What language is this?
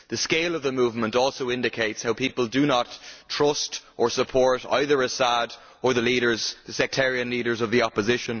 English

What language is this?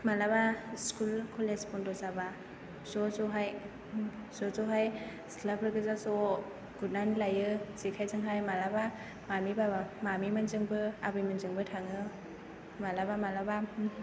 Bodo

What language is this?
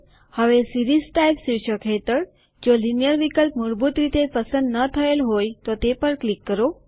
Gujarati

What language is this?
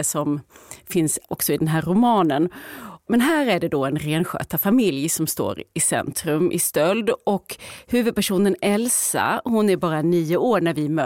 Swedish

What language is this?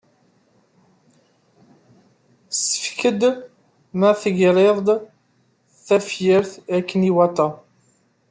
Kabyle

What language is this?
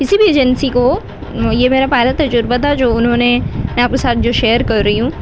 Urdu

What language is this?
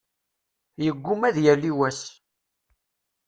Kabyle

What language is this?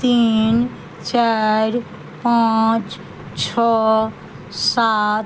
Maithili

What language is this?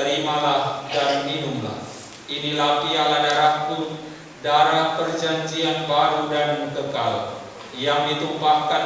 Indonesian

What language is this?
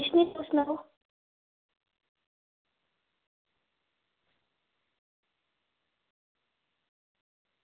Dogri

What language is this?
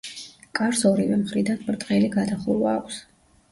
Georgian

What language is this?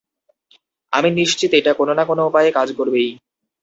Bangla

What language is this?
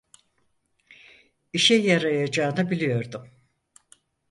Turkish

